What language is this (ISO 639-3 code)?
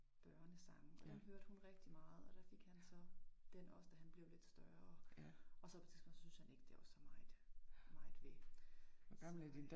dan